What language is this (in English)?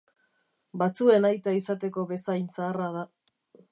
Basque